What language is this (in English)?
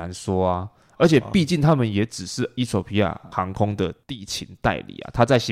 Chinese